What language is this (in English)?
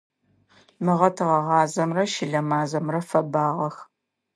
Adyghe